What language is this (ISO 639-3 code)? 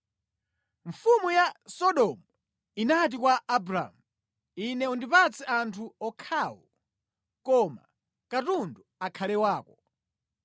nya